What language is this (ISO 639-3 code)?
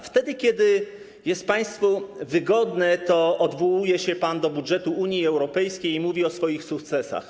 pol